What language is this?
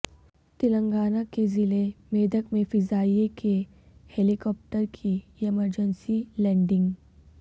Urdu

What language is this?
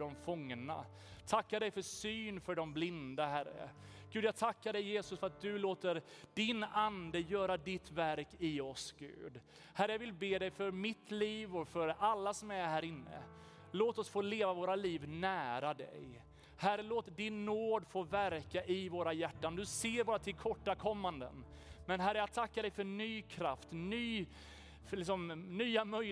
Swedish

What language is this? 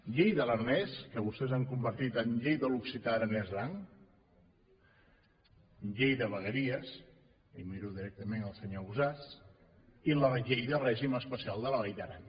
Catalan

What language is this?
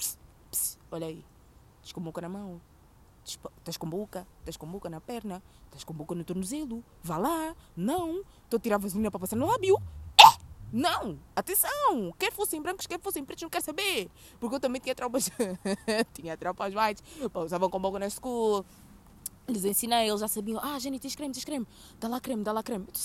Portuguese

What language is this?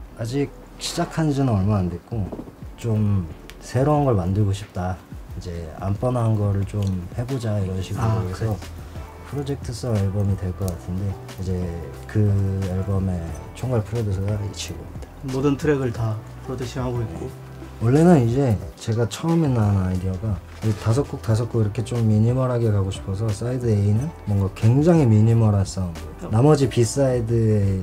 Korean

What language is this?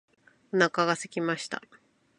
Japanese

